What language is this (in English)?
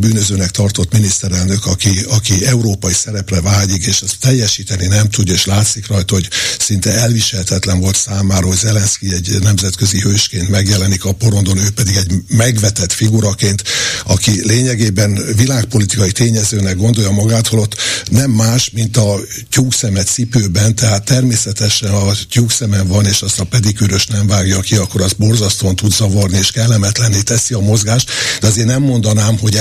Hungarian